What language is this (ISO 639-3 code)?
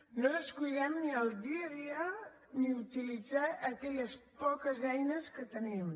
cat